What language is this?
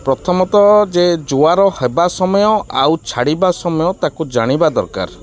Odia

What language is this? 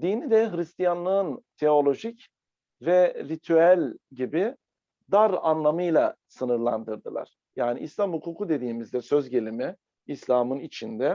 Turkish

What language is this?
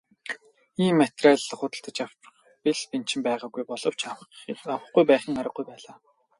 Mongolian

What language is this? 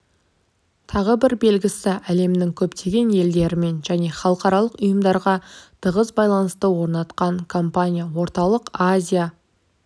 Kazakh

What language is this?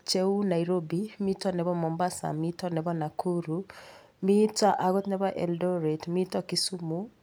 Kalenjin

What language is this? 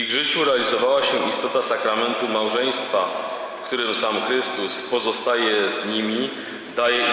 Polish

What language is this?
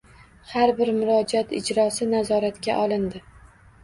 Uzbek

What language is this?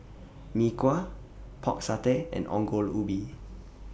English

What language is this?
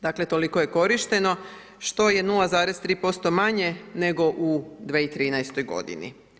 Croatian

